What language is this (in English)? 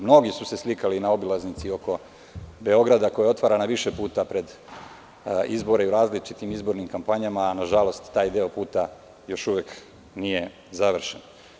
Serbian